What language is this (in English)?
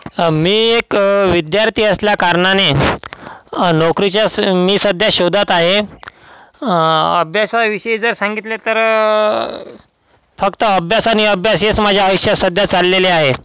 Marathi